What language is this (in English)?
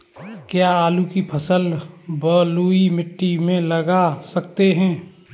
Hindi